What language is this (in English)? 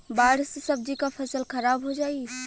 Bhojpuri